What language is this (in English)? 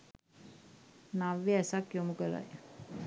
Sinhala